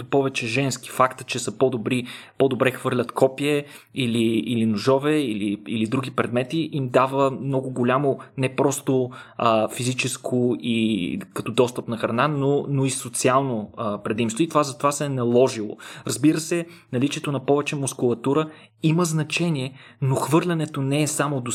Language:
Bulgarian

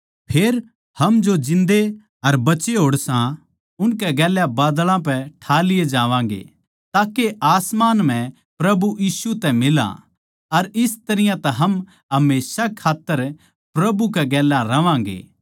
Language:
Haryanvi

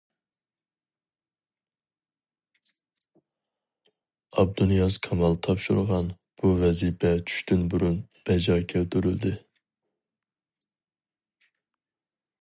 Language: Uyghur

